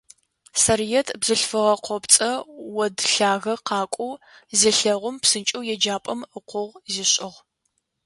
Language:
Adyghe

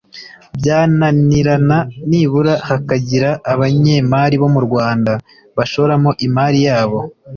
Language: Kinyarwanda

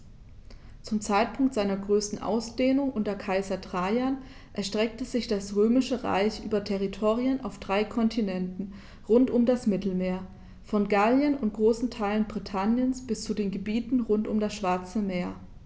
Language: German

